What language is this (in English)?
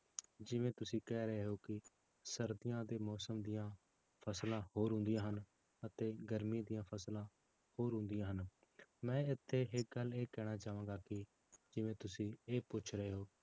Punjabi